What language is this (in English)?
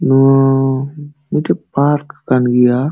Santali